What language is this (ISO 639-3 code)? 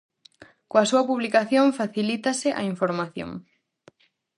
glg